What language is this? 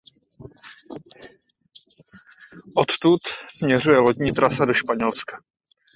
Czech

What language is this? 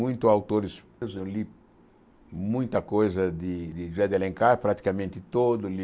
Portuguese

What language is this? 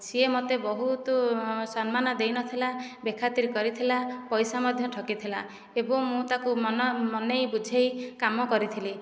Odia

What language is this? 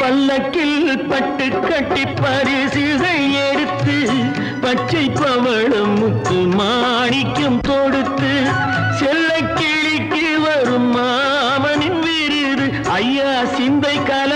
Tamil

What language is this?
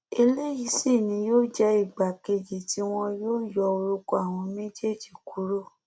Yoruba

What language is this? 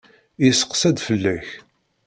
Kabyle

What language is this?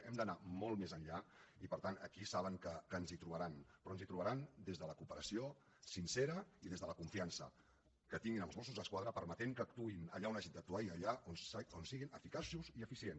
Catalan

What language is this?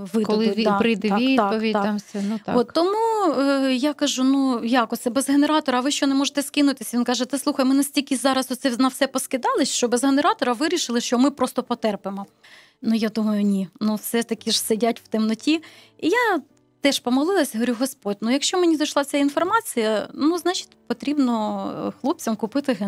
Ukrainian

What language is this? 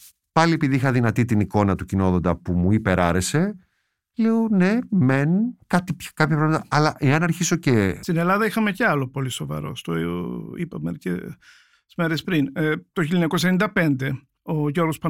Greek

